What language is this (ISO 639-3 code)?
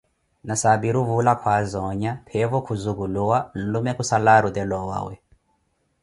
eko